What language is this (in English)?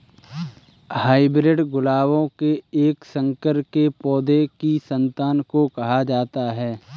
Hindi